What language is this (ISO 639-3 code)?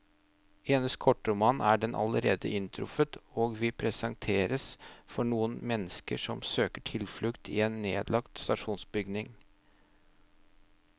nor